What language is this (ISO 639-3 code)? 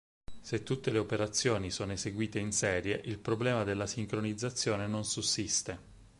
ita